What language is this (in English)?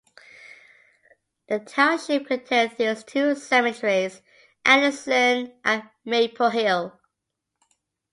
English